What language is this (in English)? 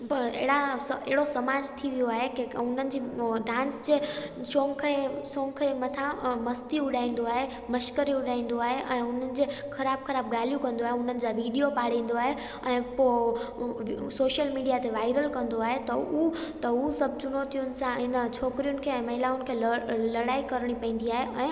Sindhi